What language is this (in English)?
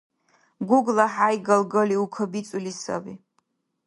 Dargwa